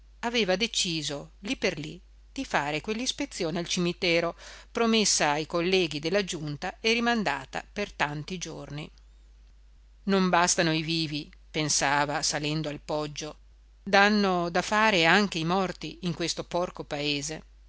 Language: Italian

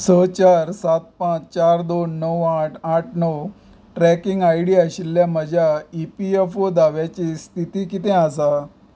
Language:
Konkani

